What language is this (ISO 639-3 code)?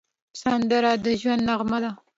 pus